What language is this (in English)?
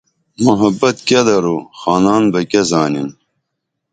Dameli